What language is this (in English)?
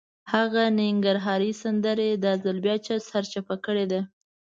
Pashto